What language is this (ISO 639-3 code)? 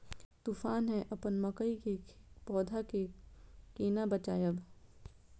mai